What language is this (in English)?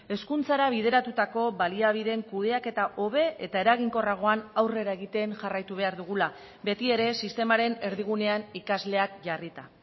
Basque